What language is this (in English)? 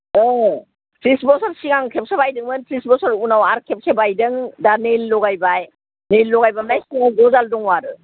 Bodo